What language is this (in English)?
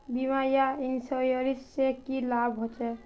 Magahi